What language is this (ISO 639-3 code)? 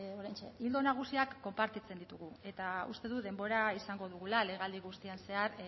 eus